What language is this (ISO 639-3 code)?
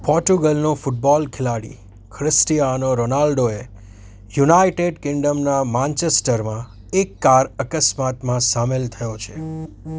guj